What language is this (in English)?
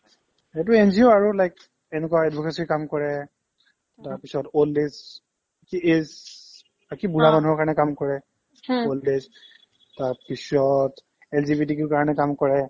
Assamese